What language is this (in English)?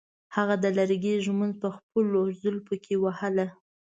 Pashto